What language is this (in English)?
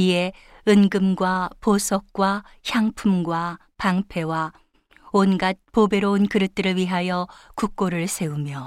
Korean